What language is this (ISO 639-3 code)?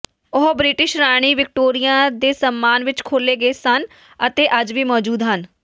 pan